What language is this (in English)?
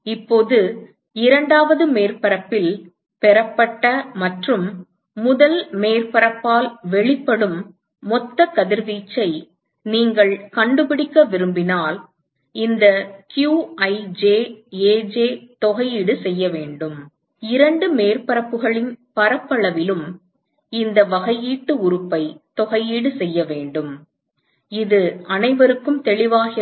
Tamil